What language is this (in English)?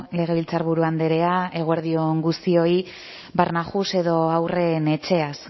Basque